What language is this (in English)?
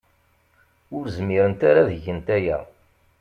Kabyle